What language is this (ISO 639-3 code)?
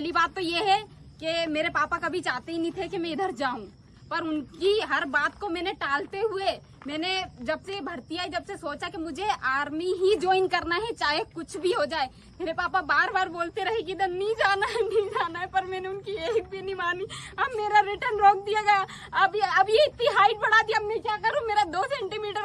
hin